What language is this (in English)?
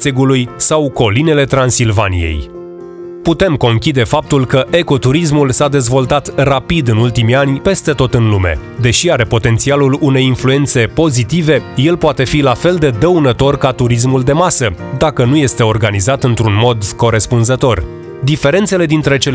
Romanian